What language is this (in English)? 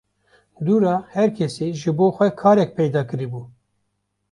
Kurdish